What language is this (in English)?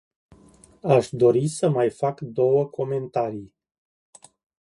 Romanian